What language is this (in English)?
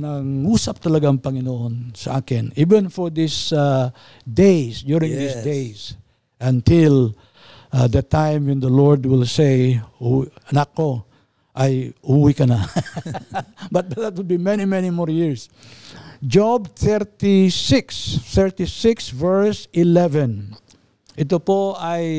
Filipino